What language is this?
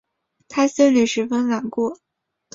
Chinese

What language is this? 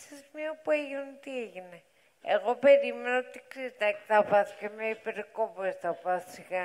Greek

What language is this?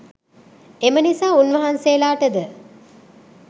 Sinhala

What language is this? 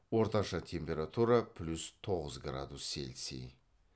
Kazakh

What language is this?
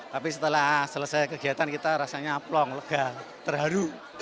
Indonesian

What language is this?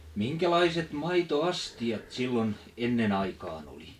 Finnish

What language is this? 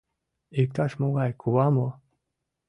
Mari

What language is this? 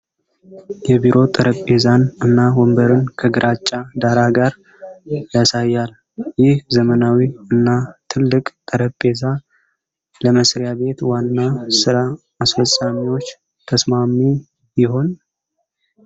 Amharic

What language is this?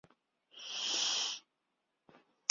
Chinese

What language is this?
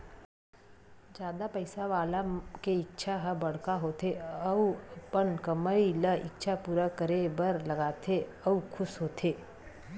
Chhattisgarhi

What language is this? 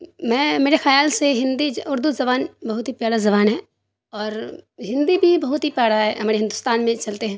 Urdu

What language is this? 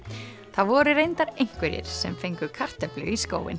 Icelandic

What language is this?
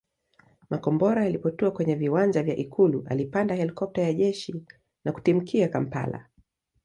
Swahili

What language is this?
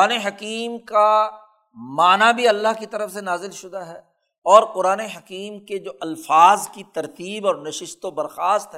Urdu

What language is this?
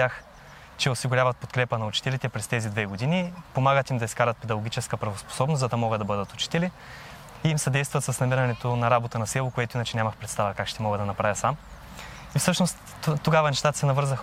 Bulgarian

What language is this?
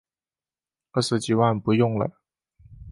Chinese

